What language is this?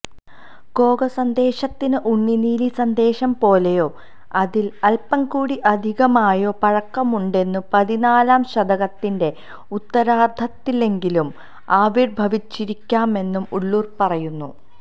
Malayalam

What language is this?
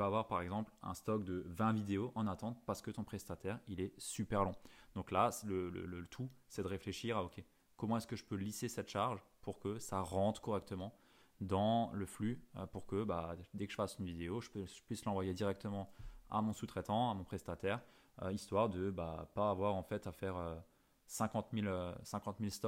French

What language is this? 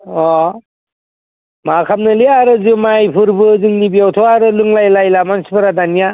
Bodo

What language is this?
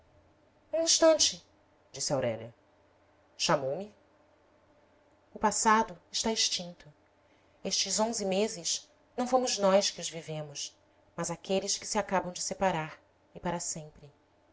Portuguese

